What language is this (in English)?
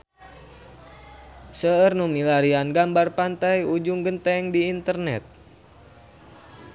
Sundanese